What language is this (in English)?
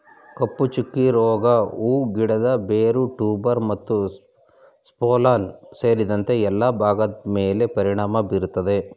Kannada